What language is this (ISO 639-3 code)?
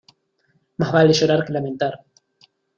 spa